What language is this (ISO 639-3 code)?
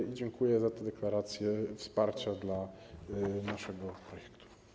pol